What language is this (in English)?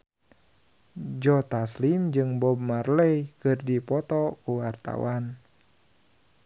Sundanese